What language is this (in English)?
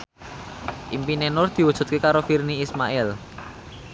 Javanese